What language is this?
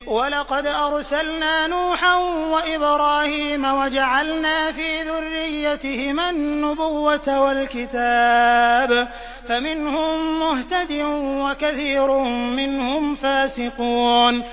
Arabic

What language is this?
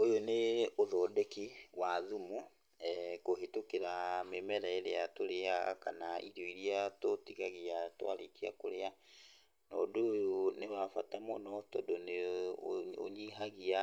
Kikuyu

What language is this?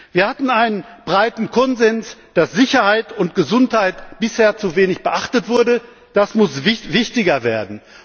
German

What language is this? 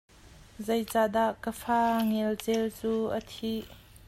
Hakha Chin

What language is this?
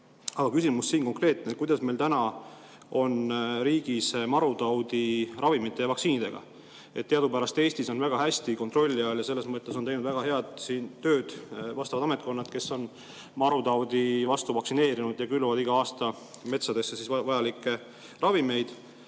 Estonian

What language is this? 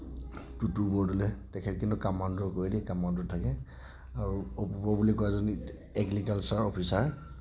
Assamese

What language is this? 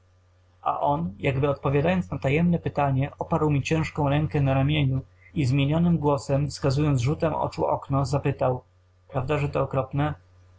Polish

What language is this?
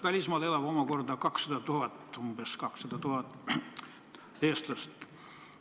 Estonian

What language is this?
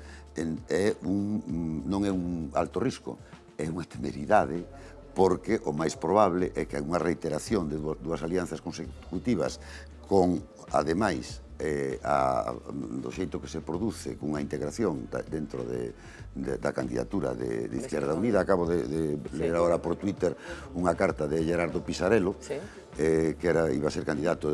Spanish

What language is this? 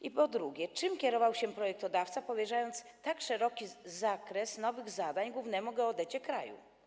Polish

